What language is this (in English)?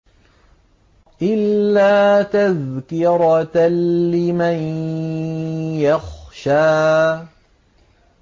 Arabic